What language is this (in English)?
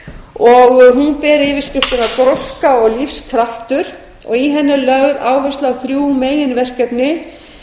Icelandic